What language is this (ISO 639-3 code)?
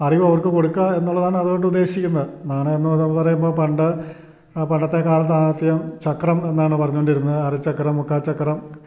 mal